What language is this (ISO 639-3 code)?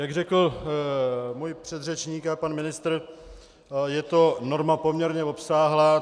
ces